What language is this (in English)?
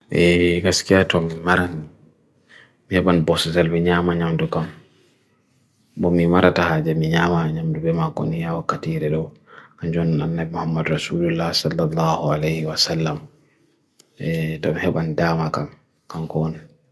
Bagirmi Fulfulde